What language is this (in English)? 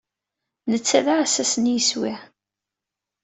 Kabyle